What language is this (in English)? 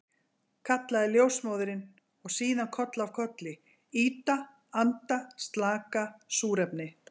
Icelandic